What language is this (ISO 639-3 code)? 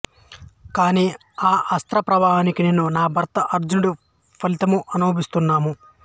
tel